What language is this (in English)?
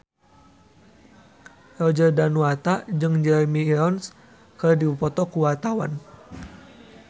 Sundanese